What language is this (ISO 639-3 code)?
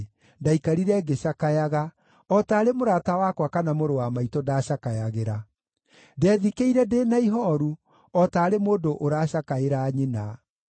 kik